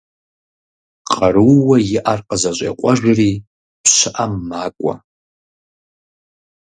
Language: Kabardian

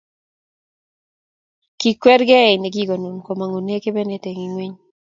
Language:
Kalenjin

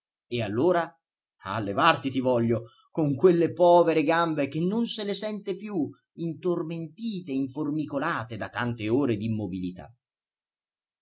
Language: Italian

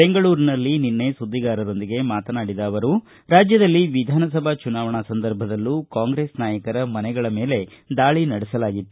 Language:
Kannada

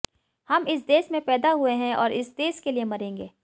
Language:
Hindi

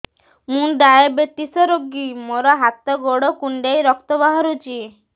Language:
Odia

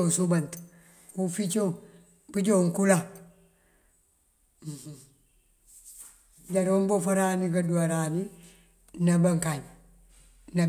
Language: Mandjak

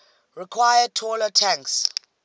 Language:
English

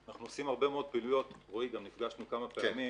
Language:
Hebrew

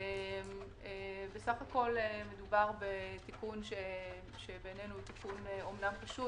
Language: Hebrew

